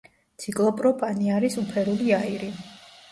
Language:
Georgian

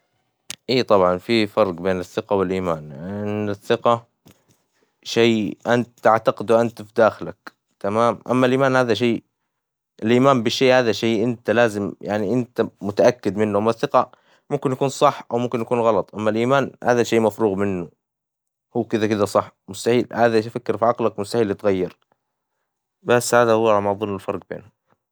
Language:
Hijazi Arabic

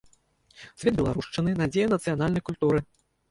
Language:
Belarusian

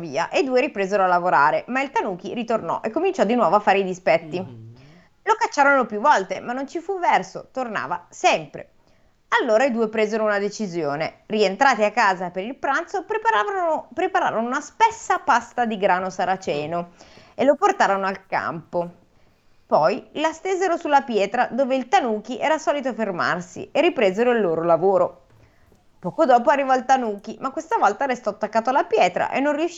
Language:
Italian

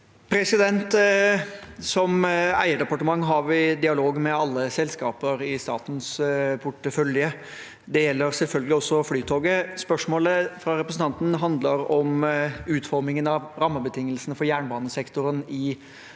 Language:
Norwegian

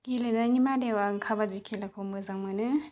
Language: Bodo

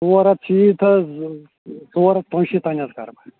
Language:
Kashmiri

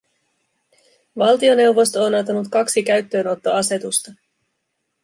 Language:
Finnish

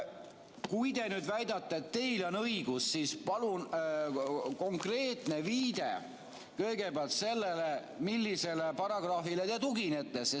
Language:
Estonian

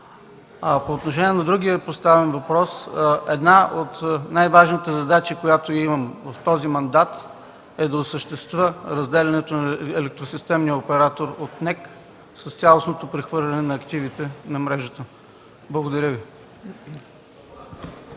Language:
Bulgarian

